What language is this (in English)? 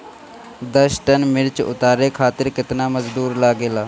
Bhojpuri